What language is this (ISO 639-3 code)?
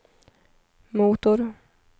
swe